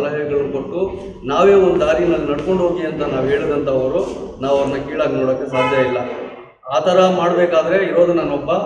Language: Turkish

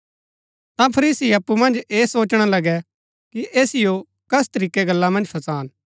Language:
Gaddi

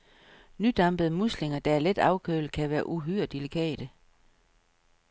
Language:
Danish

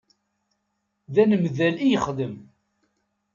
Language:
Kabyle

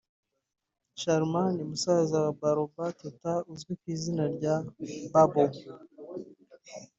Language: Kinyarwanda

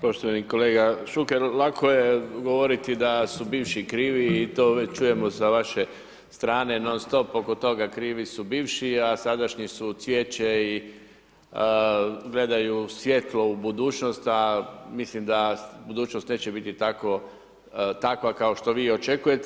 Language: Croatian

